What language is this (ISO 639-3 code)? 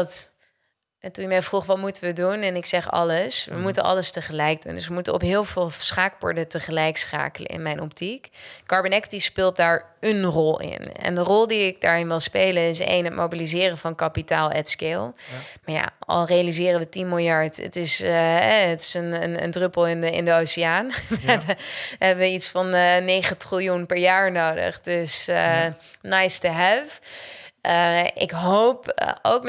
nld